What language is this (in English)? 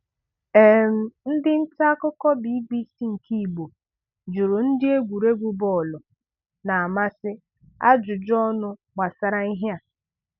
Igbo